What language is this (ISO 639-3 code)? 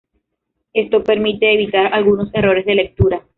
spa